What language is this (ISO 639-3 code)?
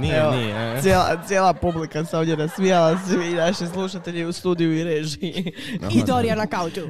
hrv